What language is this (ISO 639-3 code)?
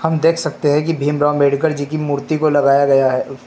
hin